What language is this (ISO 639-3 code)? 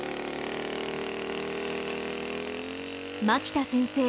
jpn